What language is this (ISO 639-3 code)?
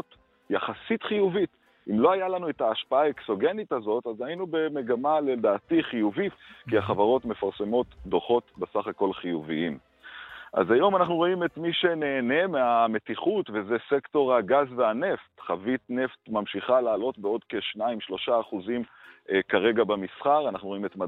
heb